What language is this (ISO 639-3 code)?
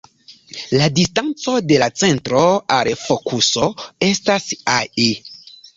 epo